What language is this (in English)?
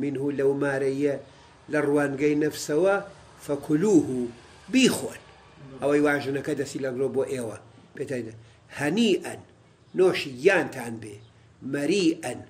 Arabic